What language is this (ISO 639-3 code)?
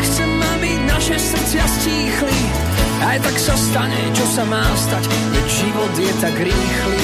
slk